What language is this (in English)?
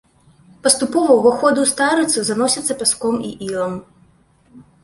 Belarusian